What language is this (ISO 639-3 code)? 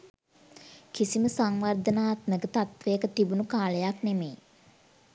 sin